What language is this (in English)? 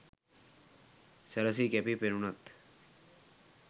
Sinhala